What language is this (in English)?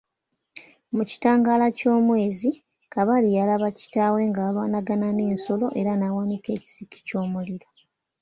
Ganda